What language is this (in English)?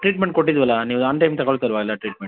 Kannada